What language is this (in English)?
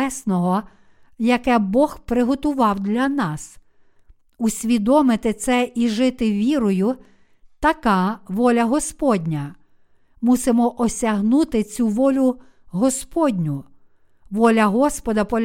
Ukrainian